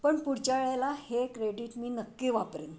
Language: Marathi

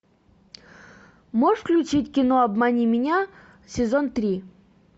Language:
Russian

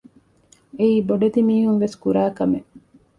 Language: Divehi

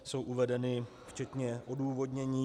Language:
Czech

